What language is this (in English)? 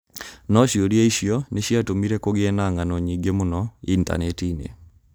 Kikuyu